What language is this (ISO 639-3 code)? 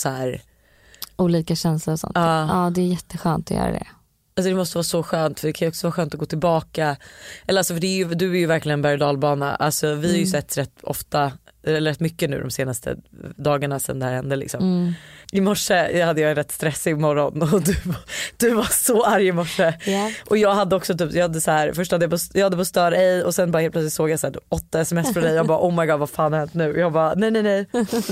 swe